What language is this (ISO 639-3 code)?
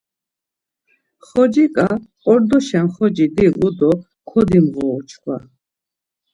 lzz